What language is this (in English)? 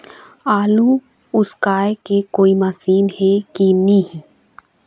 Chhattisgarhi